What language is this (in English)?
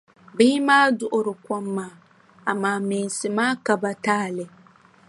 Dagbani